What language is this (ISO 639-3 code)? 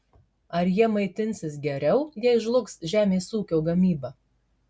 lit